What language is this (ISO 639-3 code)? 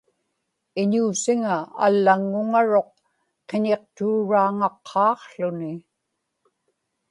ipk